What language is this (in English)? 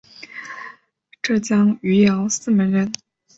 Chinese